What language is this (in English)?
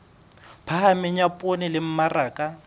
Southern Sotho